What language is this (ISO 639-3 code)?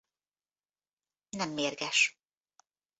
hun